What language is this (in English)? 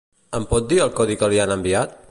Catalan